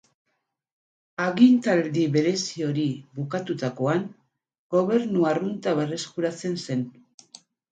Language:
Basque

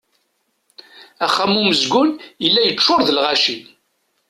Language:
Kabyle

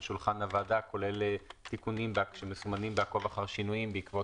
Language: Hebrew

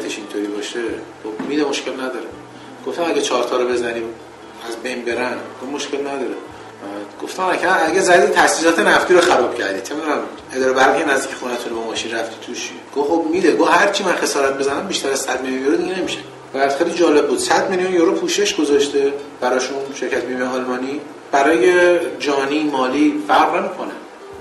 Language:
Persian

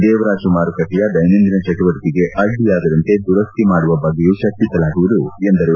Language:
Kannada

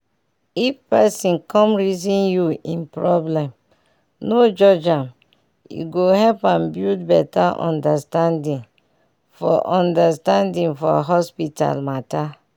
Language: Nigerian Pidgin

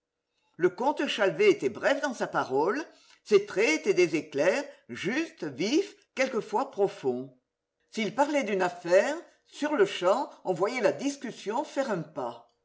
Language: French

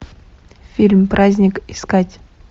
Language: Russian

